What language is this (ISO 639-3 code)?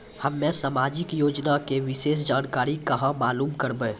mai